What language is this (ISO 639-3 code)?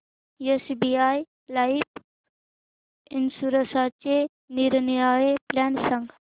mar